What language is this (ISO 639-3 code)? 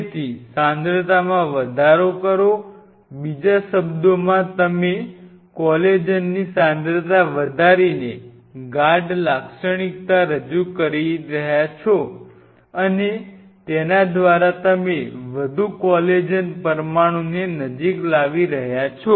guj